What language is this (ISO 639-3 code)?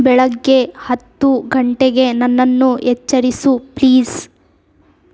kan